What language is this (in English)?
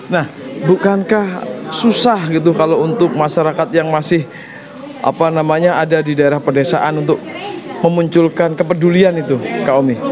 Indonesian